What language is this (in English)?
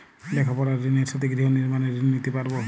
Bangla